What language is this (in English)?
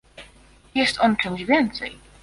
Polish